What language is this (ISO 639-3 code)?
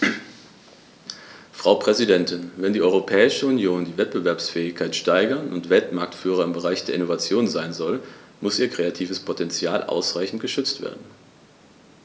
deu